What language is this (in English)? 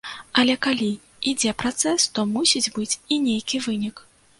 Belarusian